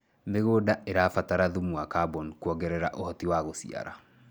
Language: Kikuyu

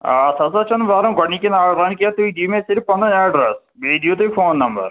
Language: Kashmiri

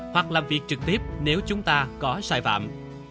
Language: Vietnamese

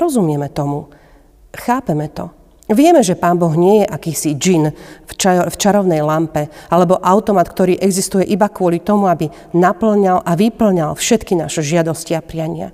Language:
Slovak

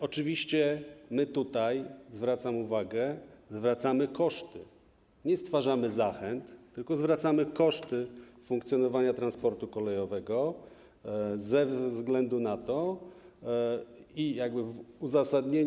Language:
Polish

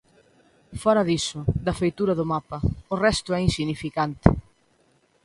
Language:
Galician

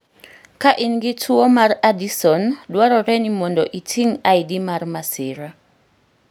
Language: Luo (Kenya and Tanzania)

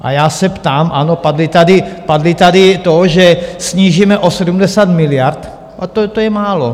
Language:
Czech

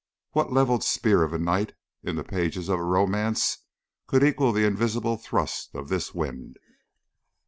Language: English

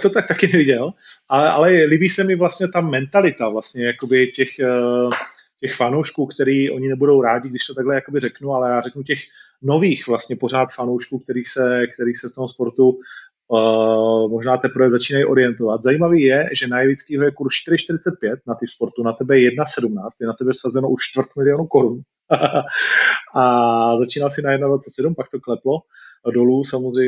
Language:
Czech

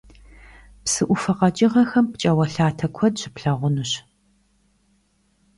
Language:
Kabardian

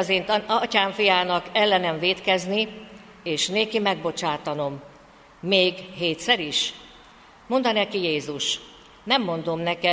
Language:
Hungarian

